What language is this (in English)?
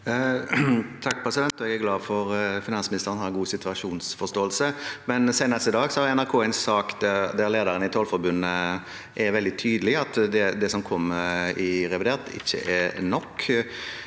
Norwegian